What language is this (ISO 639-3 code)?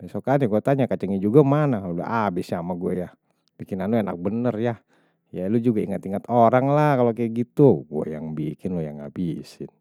bew